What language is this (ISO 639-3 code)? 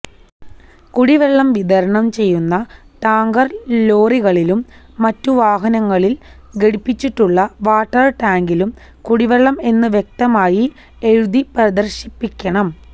mal